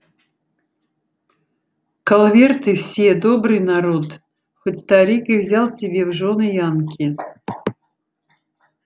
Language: Russian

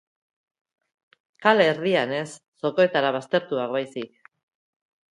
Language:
Basque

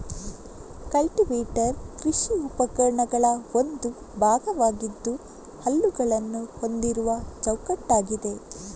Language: Kannada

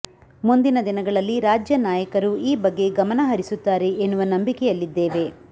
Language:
Kannada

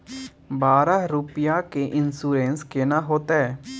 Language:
Maithili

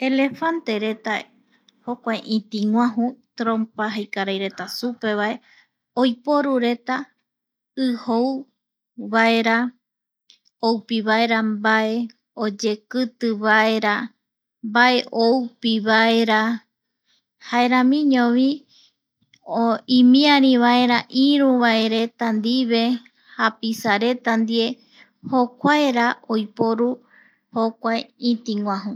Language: Eastern Bolivian Guaraní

